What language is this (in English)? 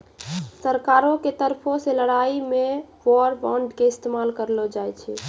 Maithili